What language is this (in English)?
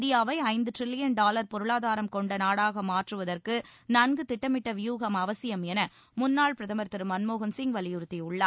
Tamil